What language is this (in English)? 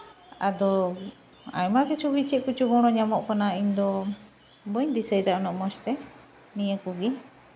Santali